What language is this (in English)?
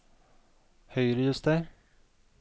Norwegian